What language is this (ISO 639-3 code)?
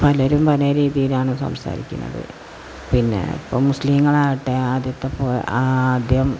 mal